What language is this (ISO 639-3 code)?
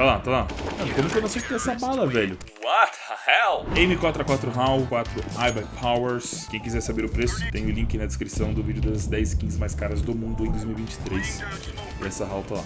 por